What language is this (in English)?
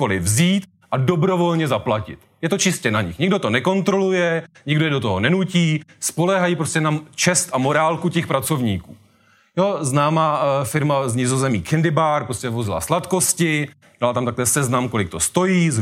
Czech